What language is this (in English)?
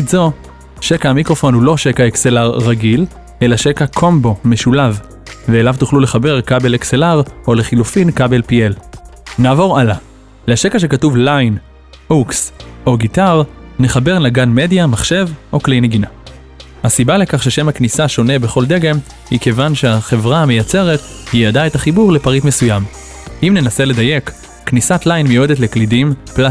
Hebrew